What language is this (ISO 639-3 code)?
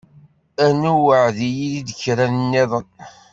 kab